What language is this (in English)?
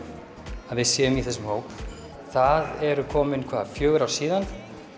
Icelandic